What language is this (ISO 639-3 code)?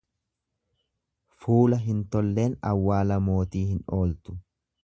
orm